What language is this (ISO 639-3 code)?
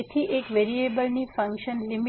guj